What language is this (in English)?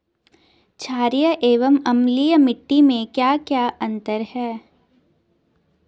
Hindi